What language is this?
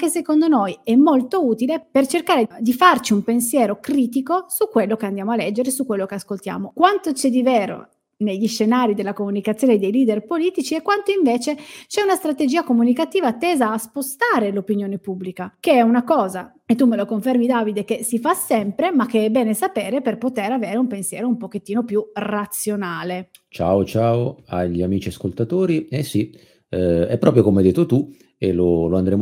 Italian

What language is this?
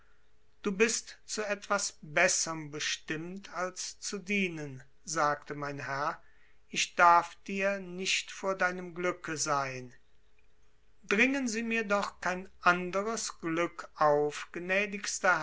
German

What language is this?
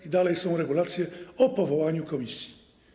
Polish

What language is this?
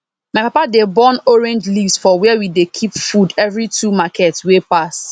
Nigerian Pidgin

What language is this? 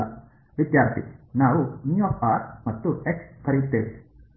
Kannada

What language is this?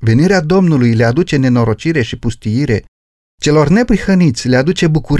Romanian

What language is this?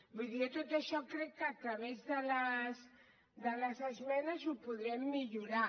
Catalan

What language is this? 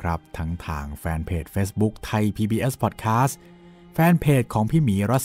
Thai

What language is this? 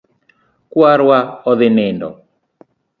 Luo (Kenya and Tanzania)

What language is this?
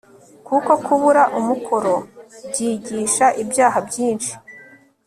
Kinyarwanda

